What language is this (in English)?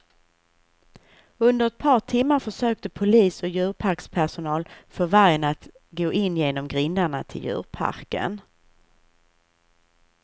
Swedish